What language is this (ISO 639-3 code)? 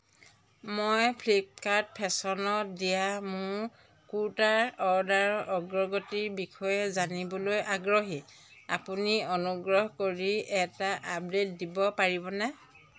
asm